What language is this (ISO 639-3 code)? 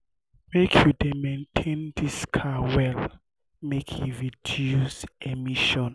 pcm